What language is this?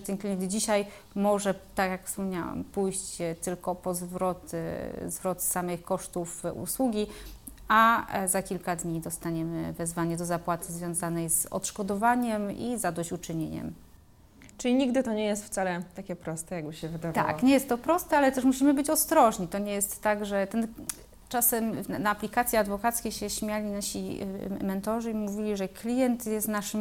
Polish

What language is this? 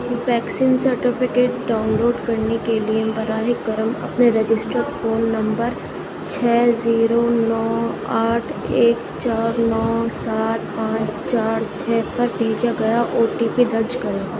Urdu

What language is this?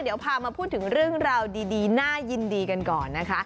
Thai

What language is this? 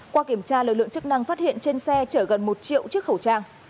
Vietnamese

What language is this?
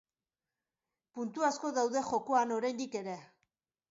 Basque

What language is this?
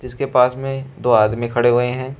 Hindi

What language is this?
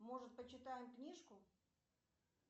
Russian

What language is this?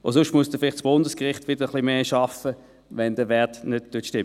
Swiss German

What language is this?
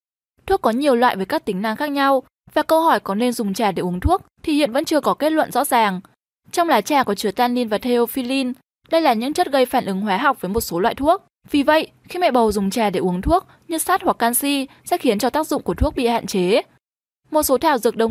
Vietnamese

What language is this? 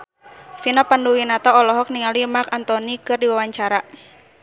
Sundanese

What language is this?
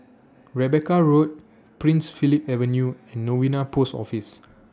English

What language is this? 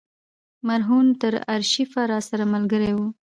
Pashto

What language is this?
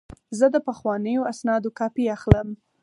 Pashto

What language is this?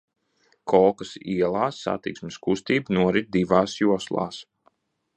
Latvian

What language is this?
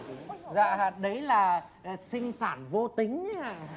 Vietnamese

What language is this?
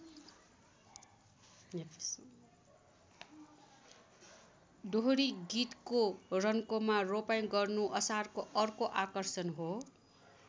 Nepali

